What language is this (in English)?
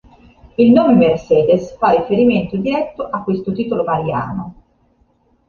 Italian